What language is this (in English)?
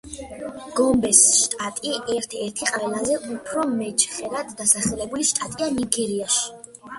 Georgian